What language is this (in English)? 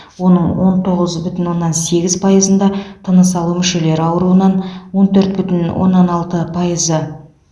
Kazakh